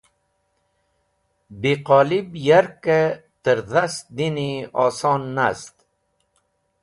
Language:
Wakhi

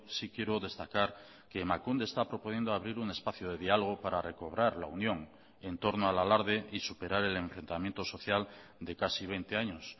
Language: Spanish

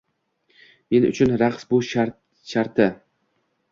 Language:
Uzbek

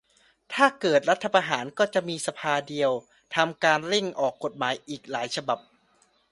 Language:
Thai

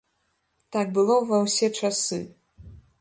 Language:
Belarusian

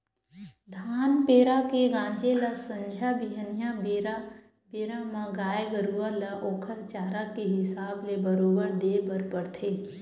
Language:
Chhattisgarhi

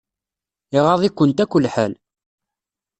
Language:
Kabyle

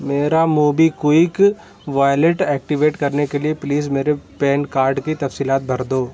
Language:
Urdu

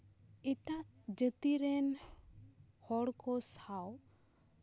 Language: Santali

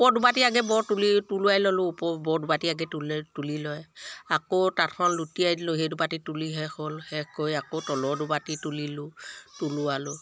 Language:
Assamese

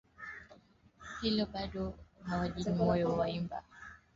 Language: Swahili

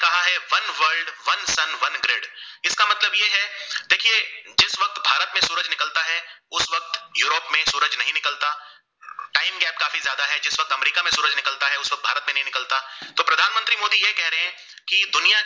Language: Gujarati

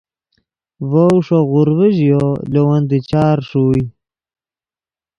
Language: Yidgha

